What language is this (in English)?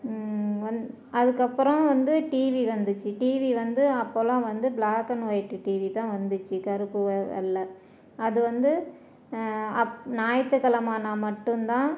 Tamil